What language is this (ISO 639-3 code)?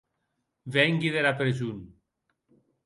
oci